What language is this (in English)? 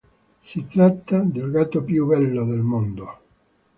Italian